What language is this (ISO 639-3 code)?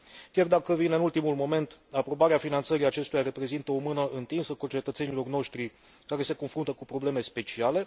ron